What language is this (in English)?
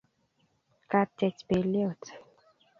Kalenjin